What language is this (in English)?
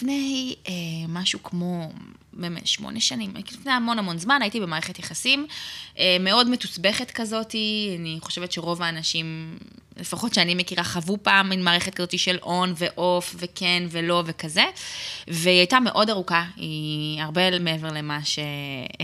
Hebrew